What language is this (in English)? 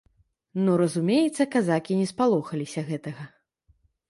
Belarusian